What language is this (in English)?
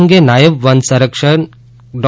Gujarati